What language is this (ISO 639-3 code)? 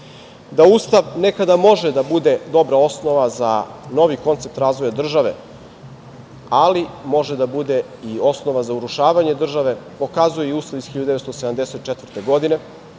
srp